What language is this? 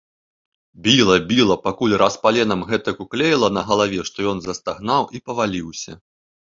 Belarusian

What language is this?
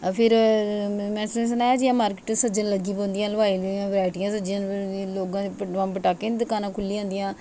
Dogri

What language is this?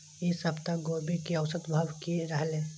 Maithili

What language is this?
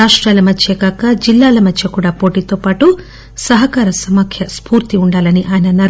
Telugu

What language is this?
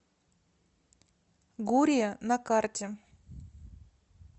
Russian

